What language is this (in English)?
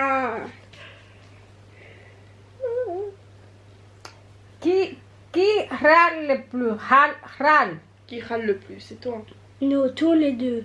French